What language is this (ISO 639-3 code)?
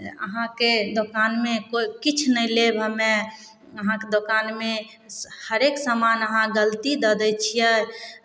mai